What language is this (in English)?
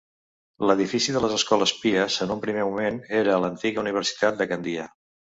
Catalan